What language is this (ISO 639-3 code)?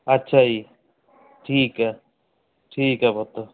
pan